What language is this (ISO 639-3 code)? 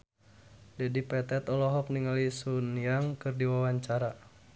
sun